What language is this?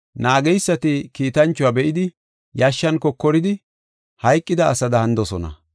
Gofa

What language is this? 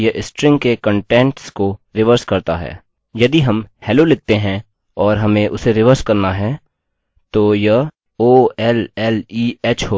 Hindi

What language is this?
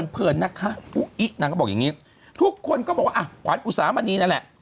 Thai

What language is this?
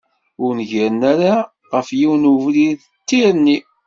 Kabyle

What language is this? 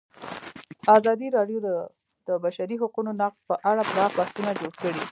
Pashto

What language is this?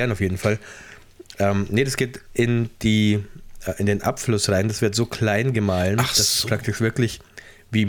German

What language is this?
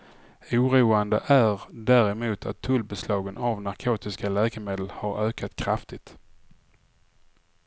Swedish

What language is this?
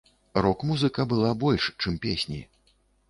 Belarusian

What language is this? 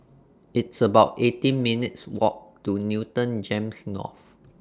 English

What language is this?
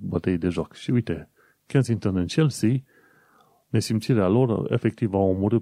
Romanian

